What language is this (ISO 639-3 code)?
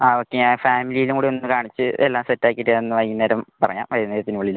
mal